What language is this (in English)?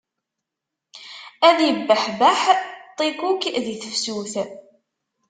Kabyle